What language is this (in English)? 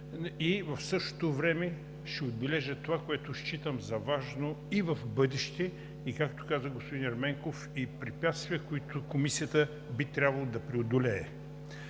Bulgarian